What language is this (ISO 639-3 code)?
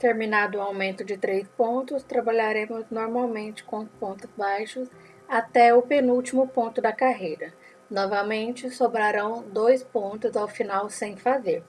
por